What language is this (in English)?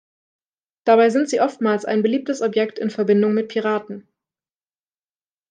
German